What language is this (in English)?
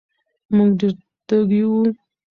Pashto